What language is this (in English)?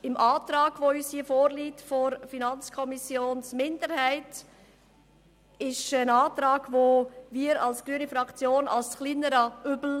Swiss German